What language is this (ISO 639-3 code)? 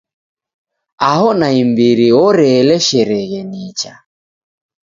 dav